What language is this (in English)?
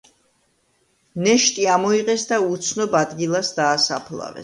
Georgian